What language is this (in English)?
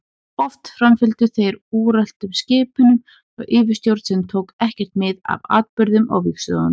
Icelandic